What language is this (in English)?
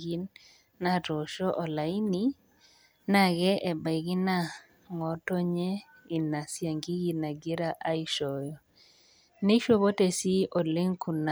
Masai